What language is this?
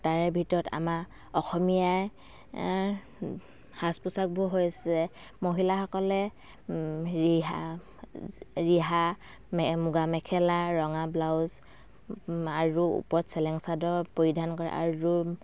Assamese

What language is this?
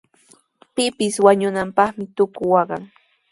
Sihuas Ancash Quechua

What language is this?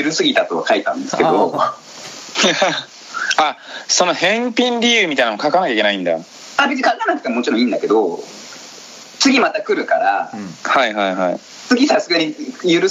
Japanese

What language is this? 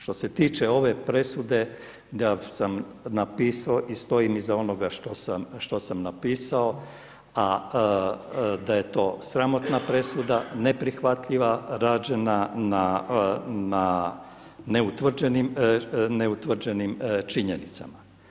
Croatian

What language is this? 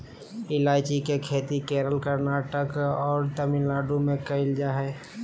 Magahi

